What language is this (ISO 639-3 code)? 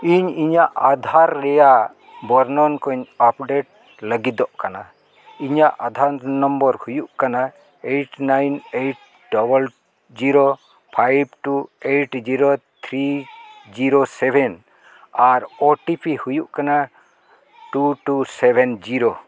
sat